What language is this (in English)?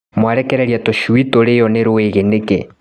Kikuyu